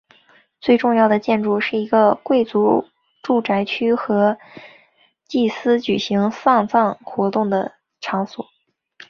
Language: Chinese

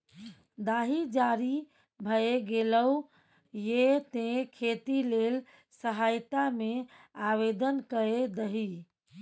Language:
Maithili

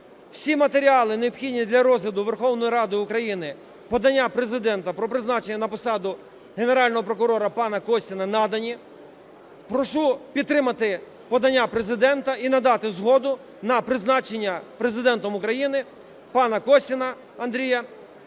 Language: Ukrainian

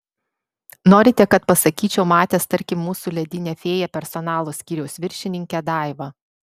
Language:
Lithuanian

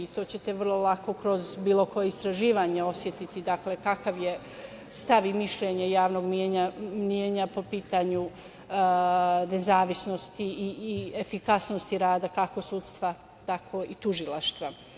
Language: Serbian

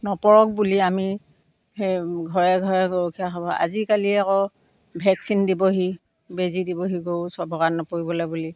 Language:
Assamese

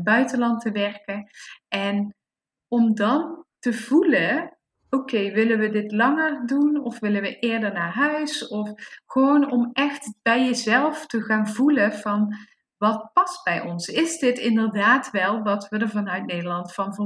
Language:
Dutch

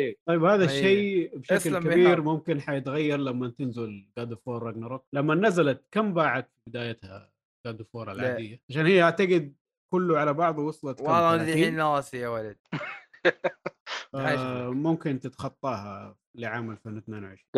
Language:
Arabic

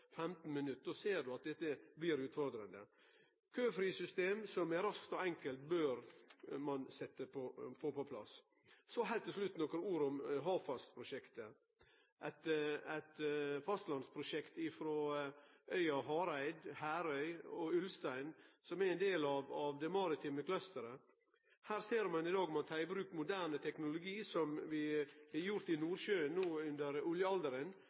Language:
Norwegian Nynorsk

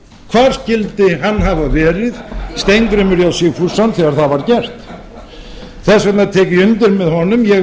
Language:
Icelandic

